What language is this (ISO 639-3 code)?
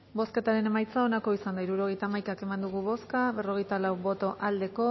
eus